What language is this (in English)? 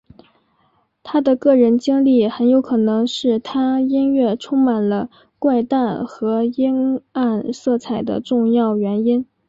Chinese